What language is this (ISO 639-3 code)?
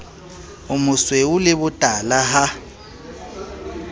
sot